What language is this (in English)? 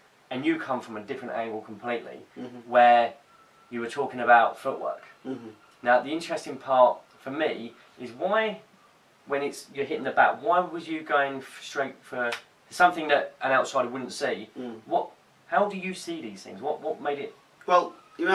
English